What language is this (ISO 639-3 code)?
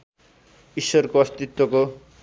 nep